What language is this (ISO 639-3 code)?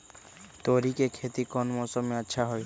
mag